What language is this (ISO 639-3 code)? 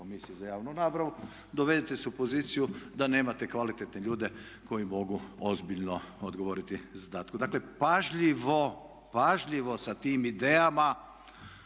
hrv